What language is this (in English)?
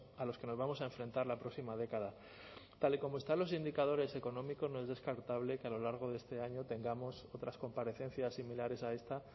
Spanish